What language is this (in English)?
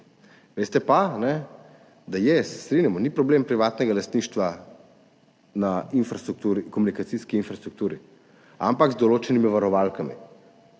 Slovenian